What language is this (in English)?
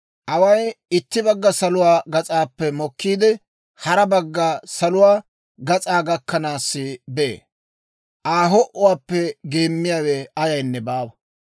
Dawro